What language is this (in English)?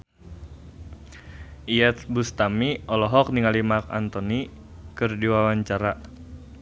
Sundanese